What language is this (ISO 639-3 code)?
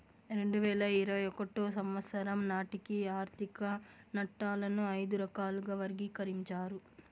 tel